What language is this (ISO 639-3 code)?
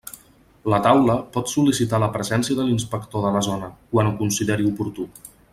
cat